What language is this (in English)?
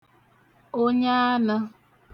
Igbo